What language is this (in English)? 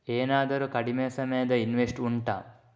Kannada